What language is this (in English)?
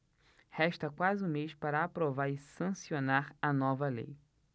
Portuguese